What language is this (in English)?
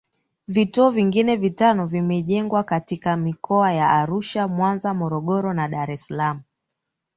Swahili